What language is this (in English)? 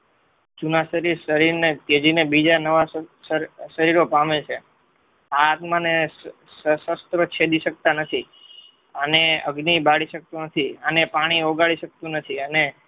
Gujarati